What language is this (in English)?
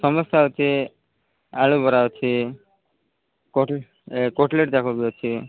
Odia